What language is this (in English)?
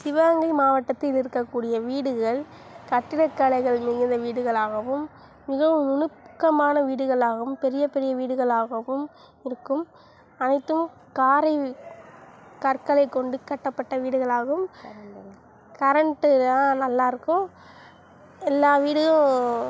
Tamil